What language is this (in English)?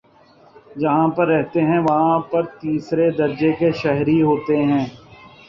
Urdu